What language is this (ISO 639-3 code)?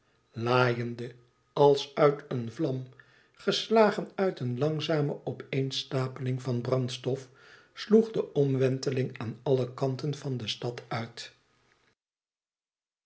nld